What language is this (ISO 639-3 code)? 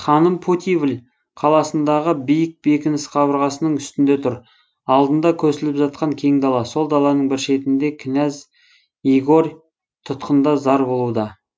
kaz